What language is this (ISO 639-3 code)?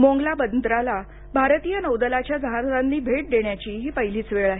mar